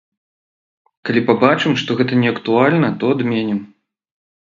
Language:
Belarusian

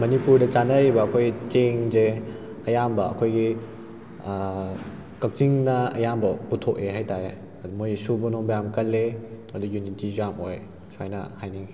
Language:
Manipuri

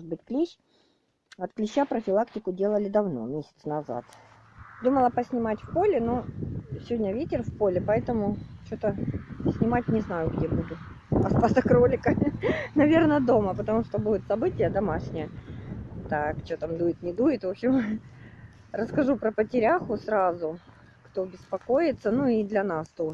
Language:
Russian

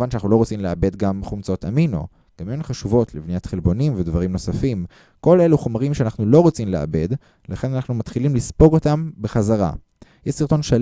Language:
Hebrew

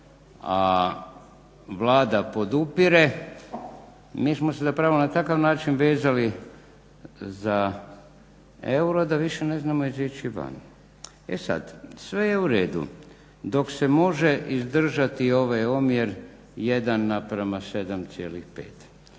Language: Croatian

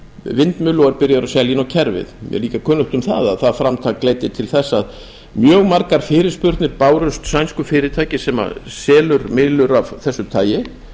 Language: Icelandic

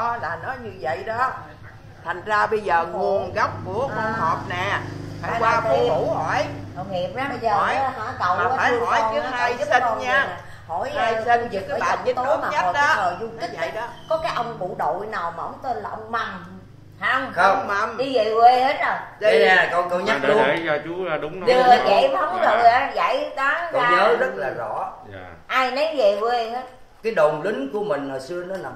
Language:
Vietnamese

